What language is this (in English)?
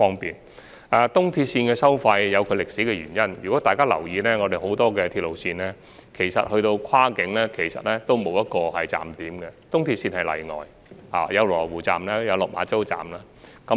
Cantonese